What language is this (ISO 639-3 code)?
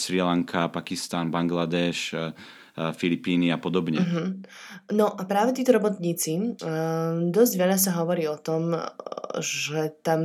slk